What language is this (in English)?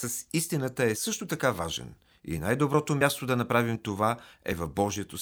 Bulgarian